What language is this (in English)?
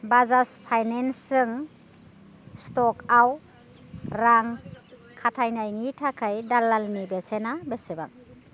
Bodo